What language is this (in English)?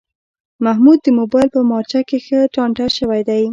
Pashto